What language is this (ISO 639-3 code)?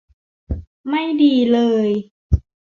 tha